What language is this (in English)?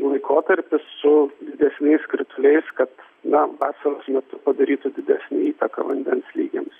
Lithuanian